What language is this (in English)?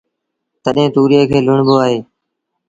Sindhi Bhil